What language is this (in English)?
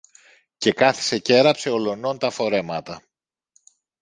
Greek